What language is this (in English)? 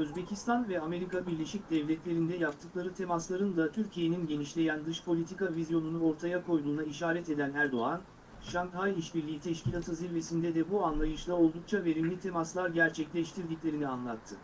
Turkish